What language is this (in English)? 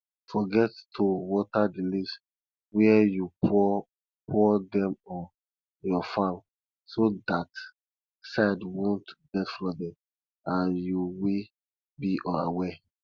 Nigerian Pidgin